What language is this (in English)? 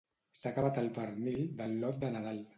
Catalan